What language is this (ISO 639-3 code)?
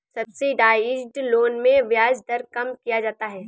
hin